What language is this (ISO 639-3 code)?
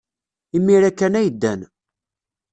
kab